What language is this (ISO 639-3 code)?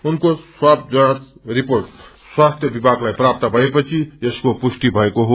nep